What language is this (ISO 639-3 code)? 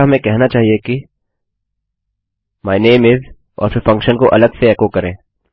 hin